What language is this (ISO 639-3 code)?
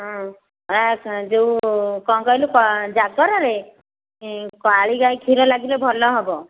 ori